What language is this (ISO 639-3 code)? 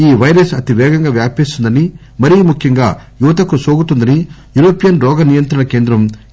tel